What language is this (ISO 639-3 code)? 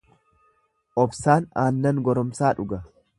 orm